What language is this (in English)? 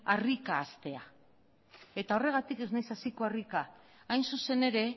Basque